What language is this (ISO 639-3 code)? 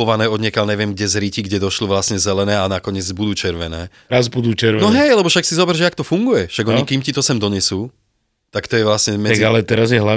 slk